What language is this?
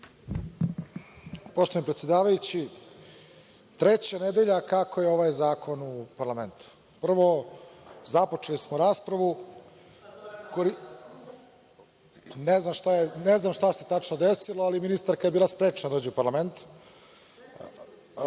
Serbian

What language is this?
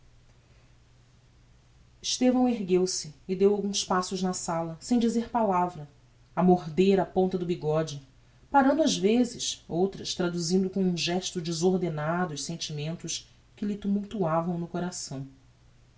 Portuguese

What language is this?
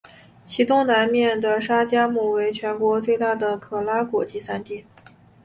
Chinese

